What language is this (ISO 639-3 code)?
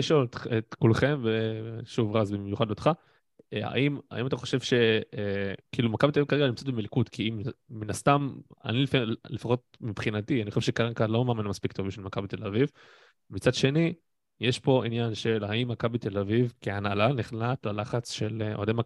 heb